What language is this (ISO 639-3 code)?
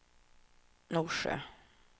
swe